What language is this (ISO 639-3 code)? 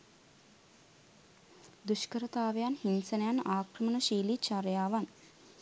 sin